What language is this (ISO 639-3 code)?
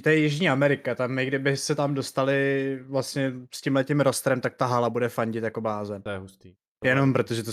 ces